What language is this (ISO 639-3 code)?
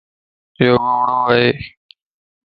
lss